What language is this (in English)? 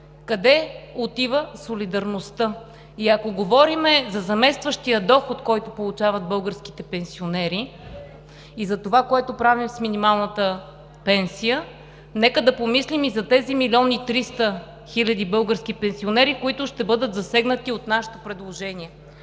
Bulgarian